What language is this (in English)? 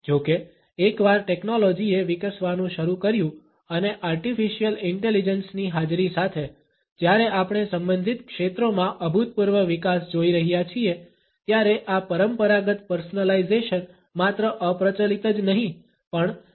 Gujarati